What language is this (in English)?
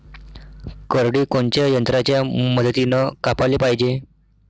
Marathi